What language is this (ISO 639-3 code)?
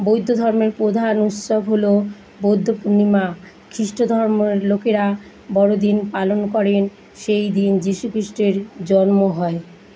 ben